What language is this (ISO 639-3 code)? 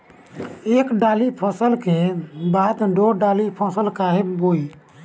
bho